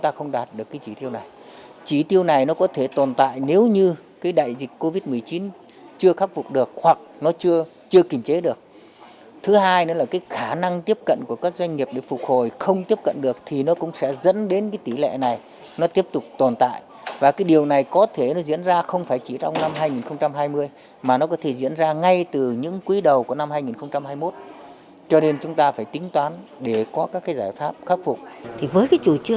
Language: Vietnamese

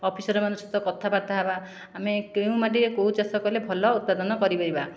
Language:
Odia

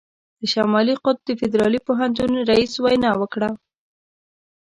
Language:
Pashto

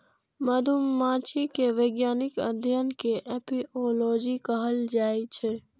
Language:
Maithili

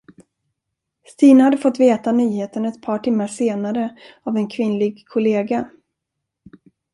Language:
Swedish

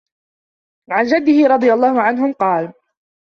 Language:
Arabic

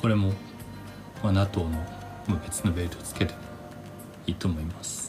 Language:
Japanese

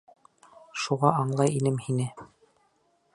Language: Bashkir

